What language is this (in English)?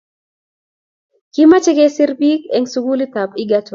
Kalenjin